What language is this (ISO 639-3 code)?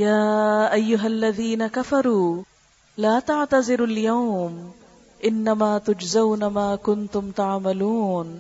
urd